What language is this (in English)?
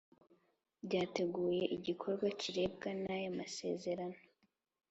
Kinyarwanda